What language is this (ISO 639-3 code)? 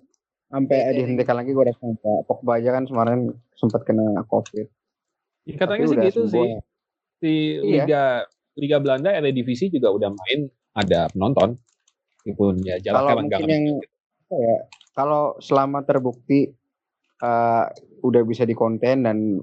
ind